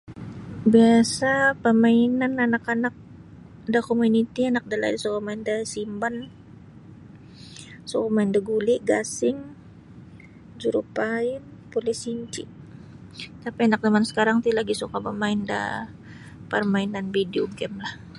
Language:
Sabah Bisaya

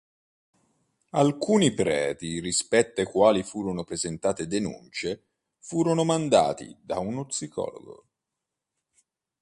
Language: Italian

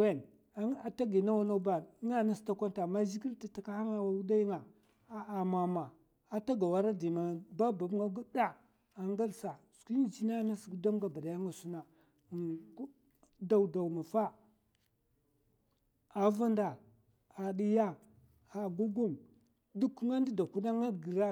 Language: Mafa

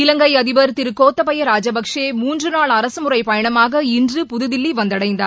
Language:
Tamil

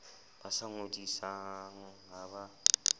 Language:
Southern Sotho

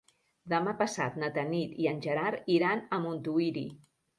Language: Catalan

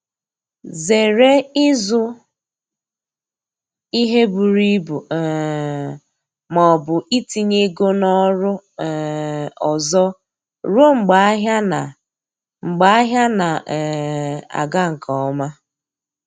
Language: Igbo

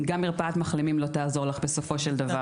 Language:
Hebrew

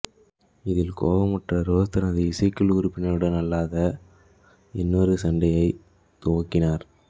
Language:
Tamil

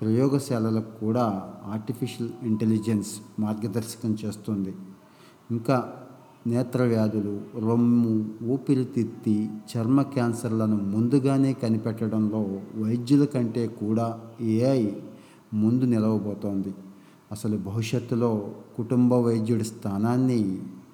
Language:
Telugu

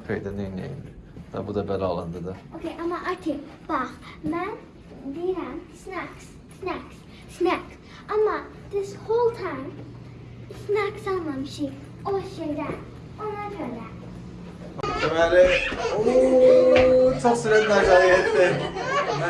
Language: Turkish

